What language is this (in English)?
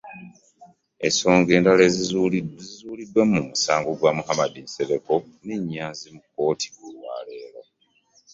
Ganda